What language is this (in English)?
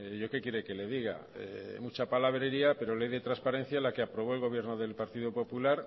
Spanish